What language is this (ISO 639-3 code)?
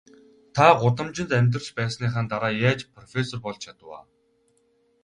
mon